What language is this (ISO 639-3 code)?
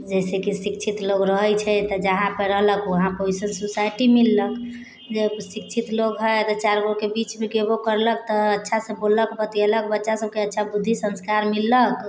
mai